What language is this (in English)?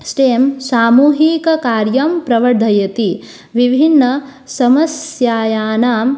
Sanskrit